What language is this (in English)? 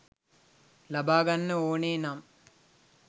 Sinhala